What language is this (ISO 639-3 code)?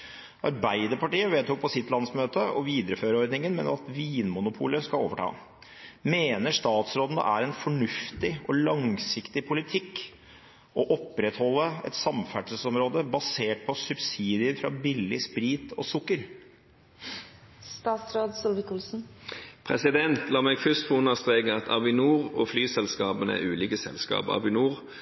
nob